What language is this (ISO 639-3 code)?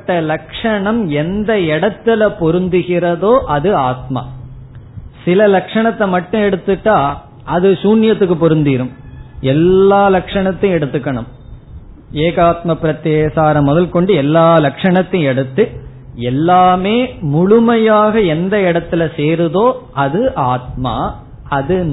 tam